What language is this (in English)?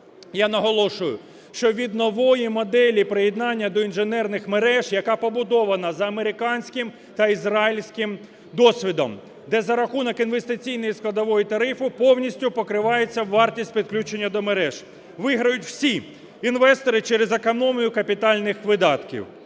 Ukrainian